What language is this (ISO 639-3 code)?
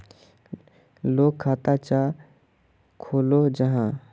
mag